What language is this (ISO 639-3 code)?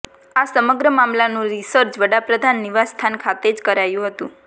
guj